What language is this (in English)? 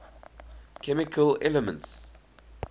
English